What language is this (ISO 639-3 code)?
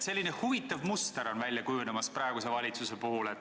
est